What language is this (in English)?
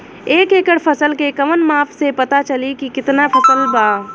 Bhojpuri